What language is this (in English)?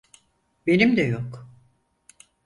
Turkish